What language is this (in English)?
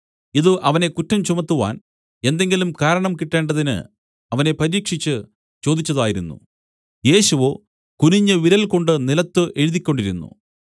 Malayalam